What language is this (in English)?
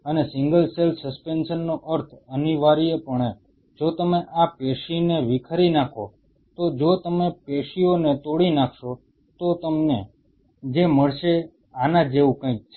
Gujarati